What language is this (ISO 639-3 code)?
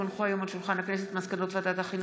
heb